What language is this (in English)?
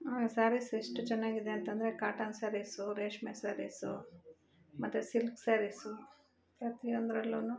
Kannada